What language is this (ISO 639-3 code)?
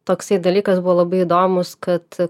lit